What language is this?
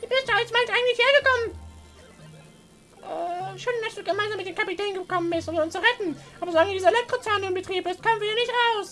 German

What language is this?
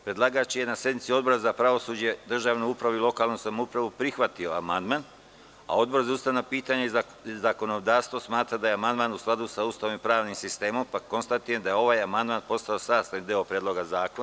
Serbian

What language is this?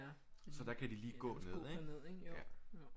Danish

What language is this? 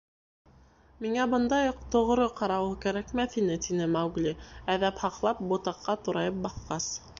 Bashkir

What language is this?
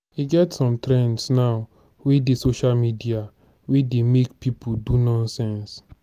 Nigerian Pidgin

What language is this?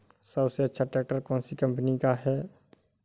Hindi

